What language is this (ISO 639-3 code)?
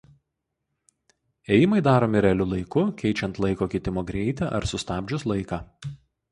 lit